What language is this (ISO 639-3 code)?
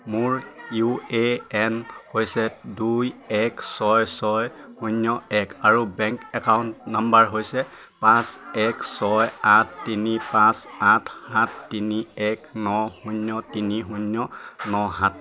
asm